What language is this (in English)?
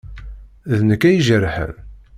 Kabyle